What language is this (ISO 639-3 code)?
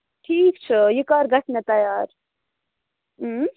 kas